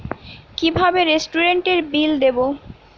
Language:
Bangla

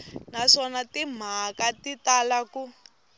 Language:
Tsonga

